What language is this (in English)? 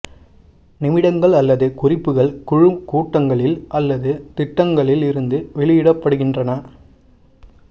Tamil